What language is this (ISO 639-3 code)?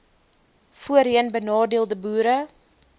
afr